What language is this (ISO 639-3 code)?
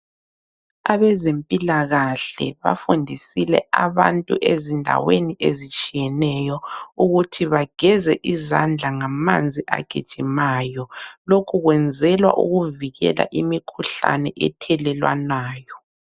nde